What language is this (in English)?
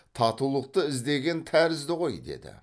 Kazakh